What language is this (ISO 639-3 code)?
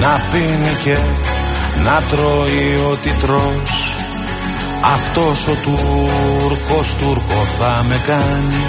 ell